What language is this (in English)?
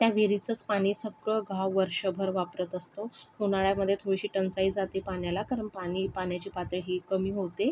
Marathi